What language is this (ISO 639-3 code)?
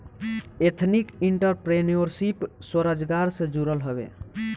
bho